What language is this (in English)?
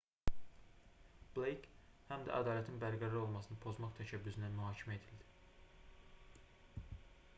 Azerbaijani